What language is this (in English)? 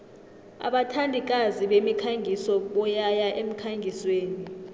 South Ndebele